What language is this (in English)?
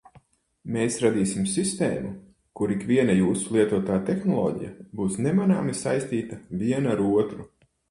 Latvian